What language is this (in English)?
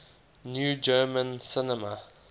English